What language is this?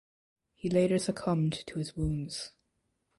English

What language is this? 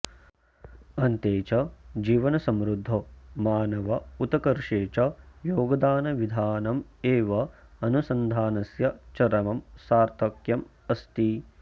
Sanskrit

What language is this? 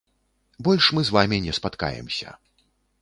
Belarusian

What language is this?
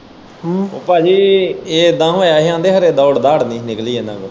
Punjabi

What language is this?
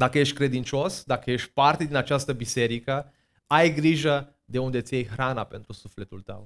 Romanian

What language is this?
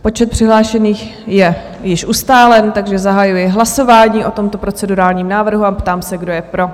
Czech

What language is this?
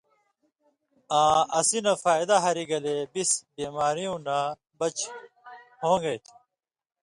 Indus Kohistani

